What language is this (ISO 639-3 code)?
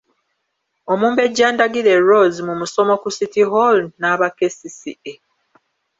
lug